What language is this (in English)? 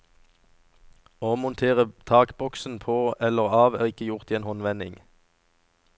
Norwegian